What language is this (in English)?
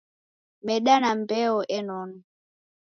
Taita